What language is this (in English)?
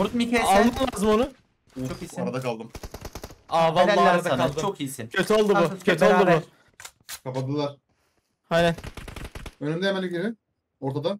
Turkish